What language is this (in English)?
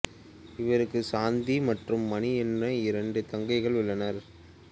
Tamil